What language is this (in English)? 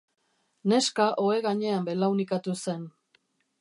Basque